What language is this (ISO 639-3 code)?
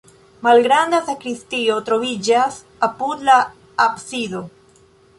epo